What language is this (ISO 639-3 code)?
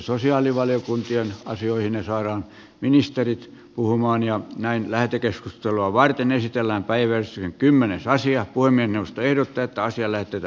fin